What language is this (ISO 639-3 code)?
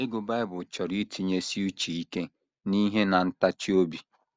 ibo